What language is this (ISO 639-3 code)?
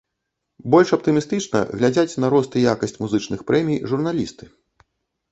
bel